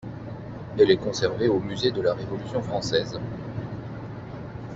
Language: French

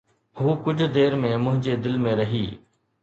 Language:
Sindhi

